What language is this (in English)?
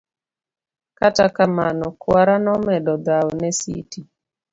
Luo (Kenya and Tanzania)